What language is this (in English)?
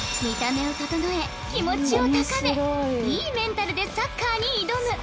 Japanese